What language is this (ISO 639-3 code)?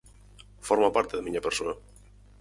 glg